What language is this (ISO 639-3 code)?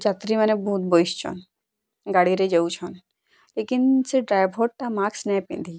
ori